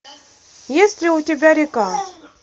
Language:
Russian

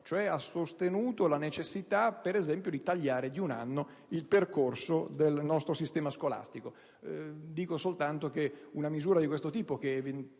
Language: Italian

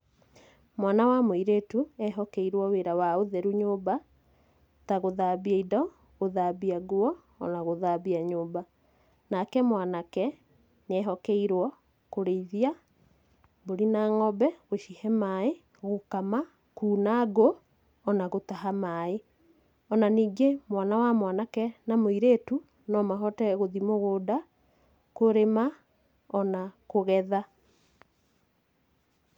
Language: Kikuyu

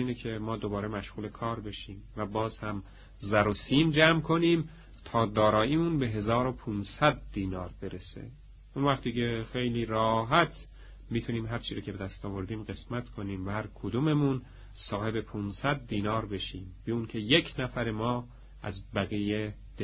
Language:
Persian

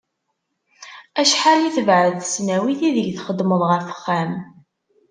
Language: Kabyle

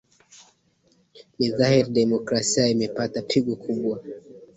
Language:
Swahili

